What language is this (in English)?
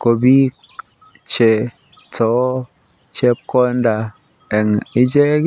Kalenjin